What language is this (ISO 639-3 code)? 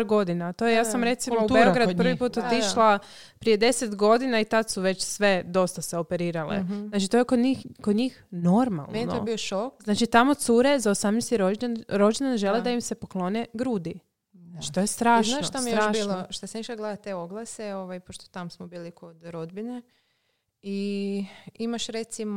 hrv